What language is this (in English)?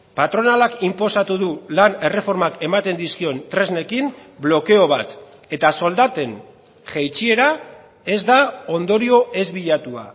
Basque